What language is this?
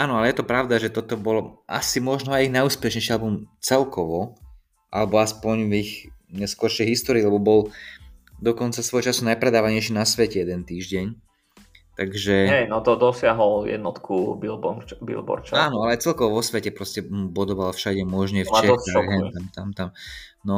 Slovak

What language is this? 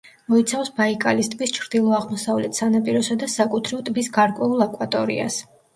Georgian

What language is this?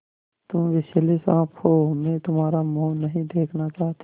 Hindi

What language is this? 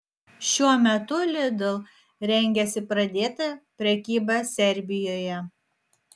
Lithuanian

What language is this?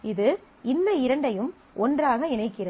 Tamil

